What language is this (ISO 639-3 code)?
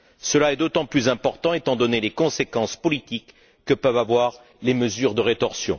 fra